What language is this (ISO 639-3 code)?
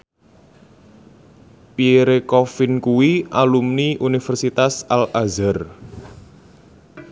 jav